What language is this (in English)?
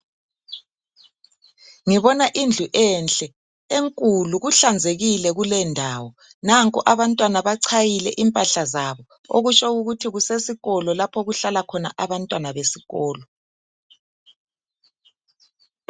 North Ndebele